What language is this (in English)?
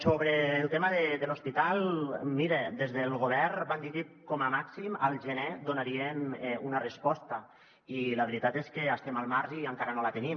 Catalan